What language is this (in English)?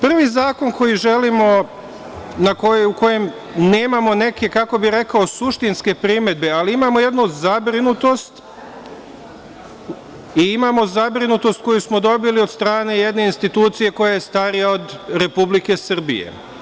Serbian